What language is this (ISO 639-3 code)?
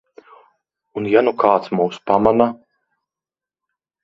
lav